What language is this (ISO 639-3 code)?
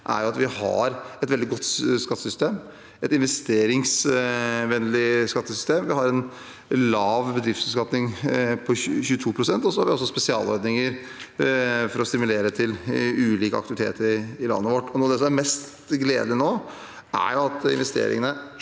nor